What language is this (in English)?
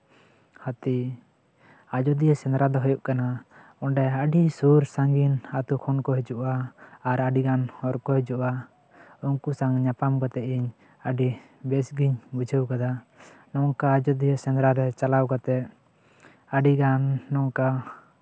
Santali